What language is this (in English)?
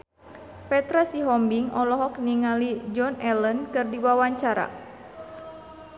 Sundanese